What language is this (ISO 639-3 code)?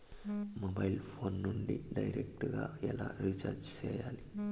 tel